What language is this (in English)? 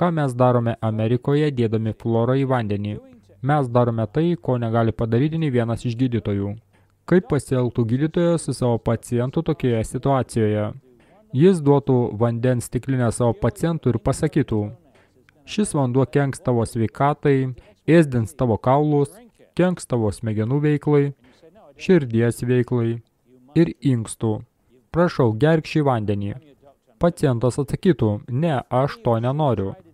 Lithuanian